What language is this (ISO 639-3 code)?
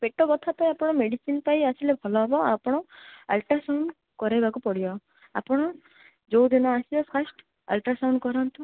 ori